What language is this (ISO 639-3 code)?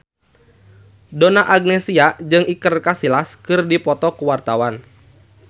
sun